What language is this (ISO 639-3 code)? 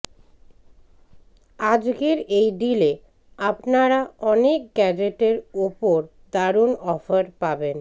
ben